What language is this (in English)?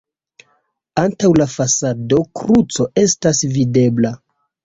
Esperanto